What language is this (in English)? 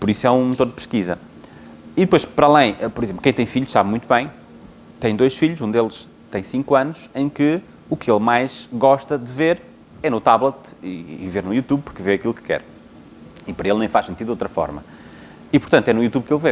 Portuguese